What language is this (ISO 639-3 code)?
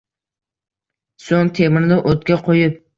uzb